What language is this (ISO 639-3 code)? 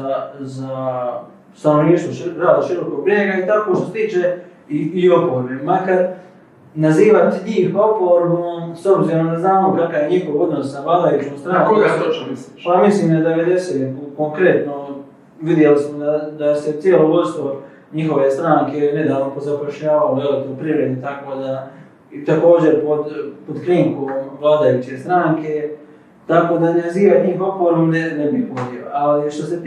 hrv